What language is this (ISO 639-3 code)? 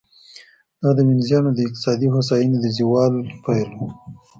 pus